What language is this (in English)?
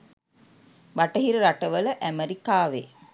Sinhala